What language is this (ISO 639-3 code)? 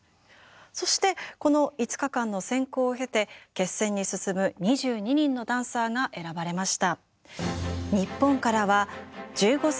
jpn